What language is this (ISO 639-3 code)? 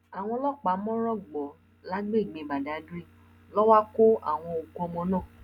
yor